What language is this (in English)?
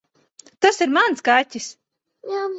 Latvian